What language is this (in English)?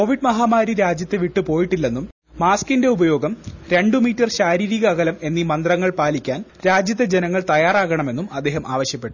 Malayalam